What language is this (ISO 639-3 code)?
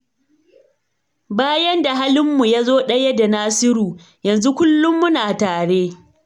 hau